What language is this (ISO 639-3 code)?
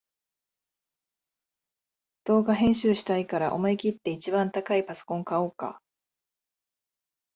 jpn